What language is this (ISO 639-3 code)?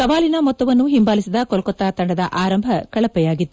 kan